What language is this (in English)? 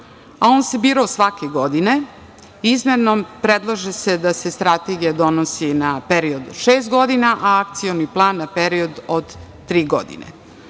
Serbian